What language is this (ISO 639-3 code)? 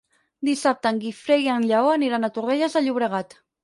cat